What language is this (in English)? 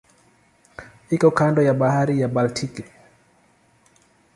Swahili